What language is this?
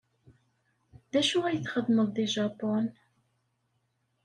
Kabyle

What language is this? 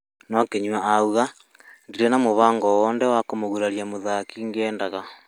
Kikuyu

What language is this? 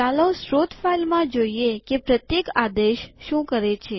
Gujarati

